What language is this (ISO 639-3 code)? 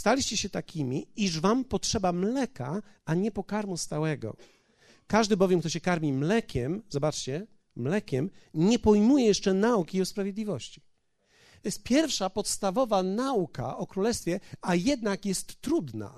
pol